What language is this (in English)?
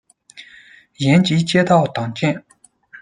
Chinese